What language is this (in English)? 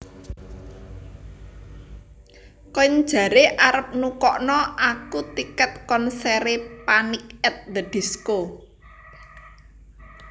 Javanese